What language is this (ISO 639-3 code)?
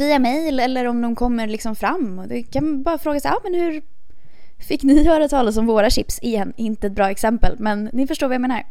swe